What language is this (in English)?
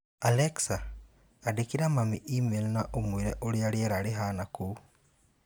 Kikuyu